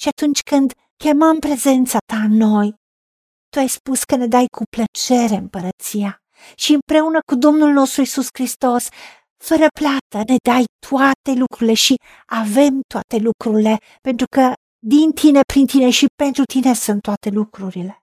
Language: Romanian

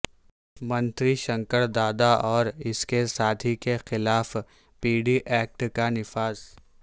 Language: Urdu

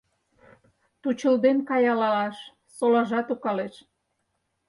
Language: Mari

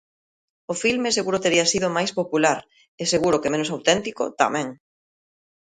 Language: Galician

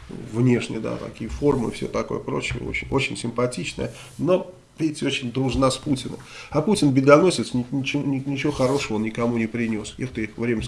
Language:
Russian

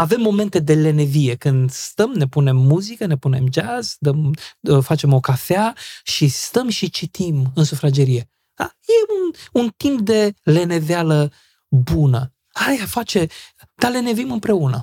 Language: Romanian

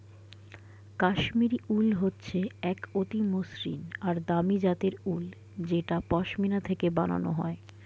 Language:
Bangla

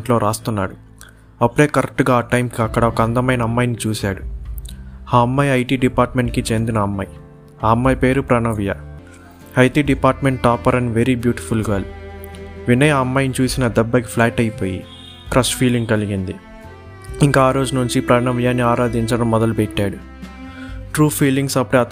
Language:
Telugu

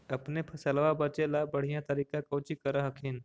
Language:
Magahi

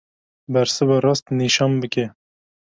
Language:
Kurdish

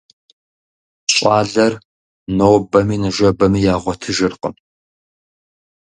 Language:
Kabardian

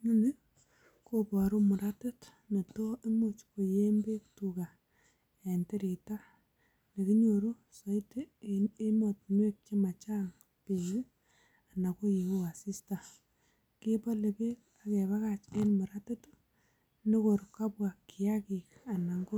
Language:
Kalenjin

